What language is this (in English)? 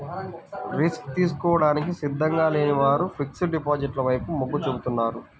Telugu